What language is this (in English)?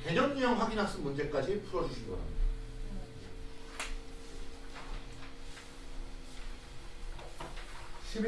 Korean